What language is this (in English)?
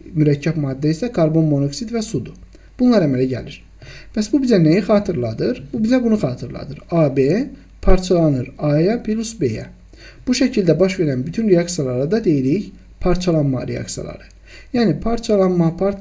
Turkish